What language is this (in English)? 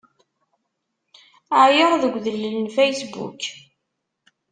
Kabyle